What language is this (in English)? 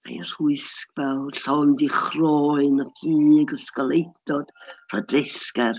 Welsh